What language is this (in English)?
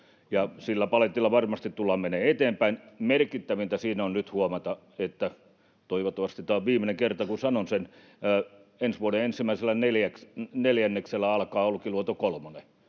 Finnish